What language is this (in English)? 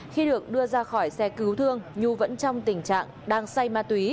Vietnamese